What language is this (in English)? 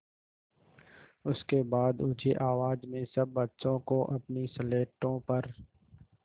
Hindi